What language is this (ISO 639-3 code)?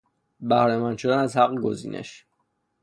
fas